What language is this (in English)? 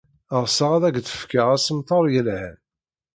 Kabyle